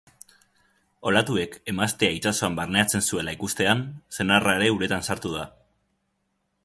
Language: Basque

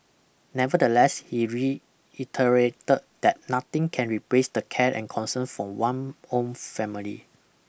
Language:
English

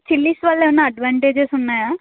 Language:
Telugu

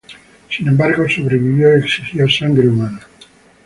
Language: Spanish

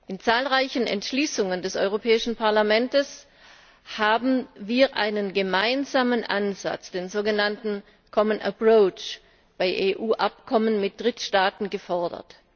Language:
German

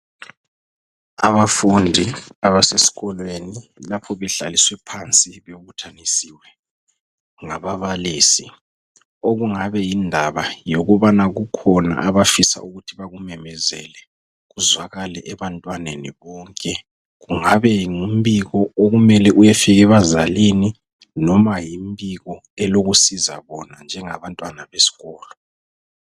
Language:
North Ndebele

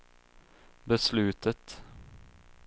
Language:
Swedish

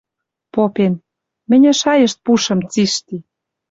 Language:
Western Mari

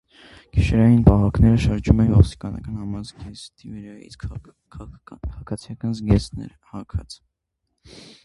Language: Armenian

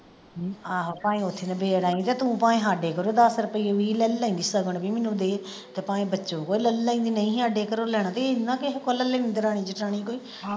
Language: Punjabi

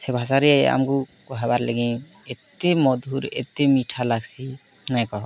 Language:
Odia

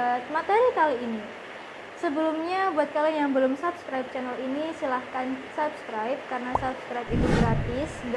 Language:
Indonesian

